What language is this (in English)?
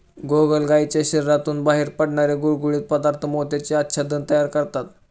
Marathi